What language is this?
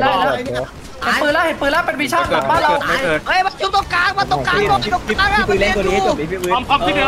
Thai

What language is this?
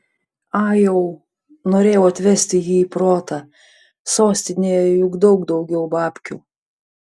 Lithuanian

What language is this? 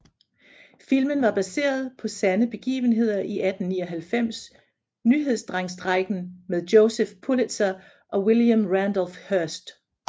Danish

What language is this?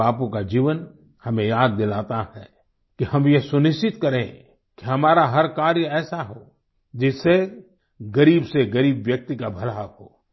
Hindi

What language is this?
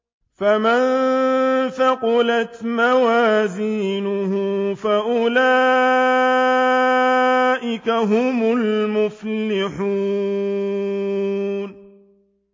Arabic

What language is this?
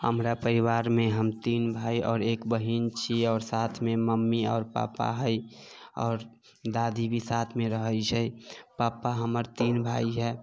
Maithili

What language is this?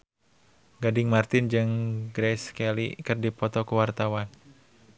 Sundanese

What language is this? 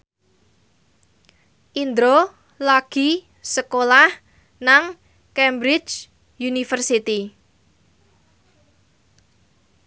Javanese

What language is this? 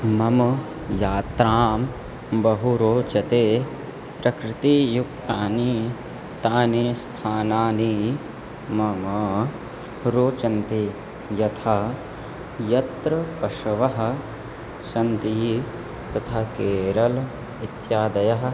Sanskrit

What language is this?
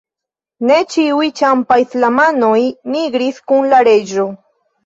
Esperanto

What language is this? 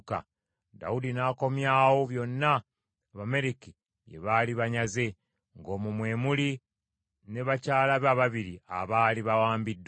Ganda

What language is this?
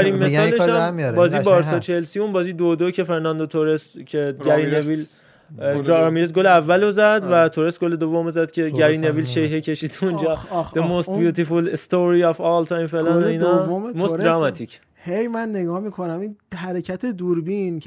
Persian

